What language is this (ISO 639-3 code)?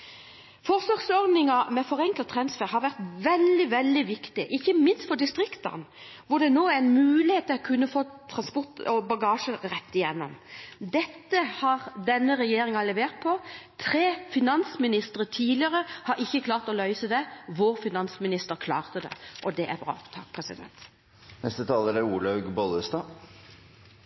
nob